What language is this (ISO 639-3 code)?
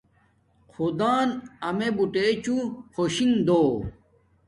dmk